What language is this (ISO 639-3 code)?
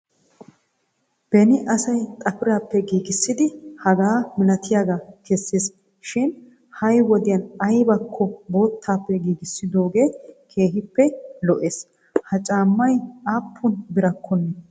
wal